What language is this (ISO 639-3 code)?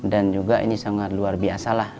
ind